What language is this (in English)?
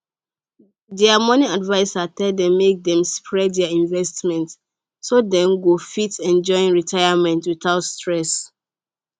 Nigerian Pidgin